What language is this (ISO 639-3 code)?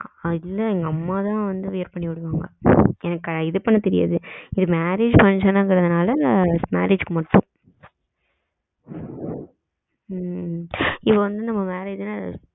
tam